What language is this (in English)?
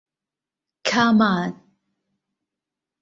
Thai